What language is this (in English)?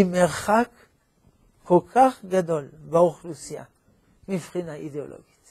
Hebrew